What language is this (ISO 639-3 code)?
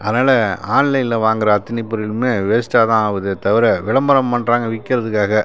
tam